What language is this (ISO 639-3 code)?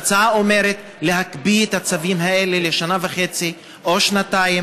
heb